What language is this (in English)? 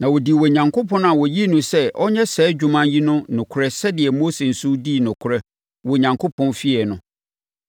Akan